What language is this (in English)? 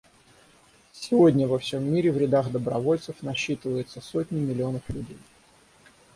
Russian